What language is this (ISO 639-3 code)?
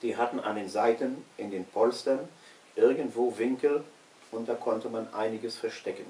deu